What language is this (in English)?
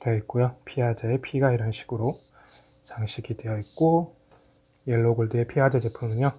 Korean